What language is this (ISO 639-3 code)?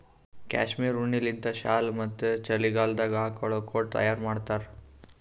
kan